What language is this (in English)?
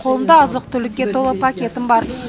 Kazakh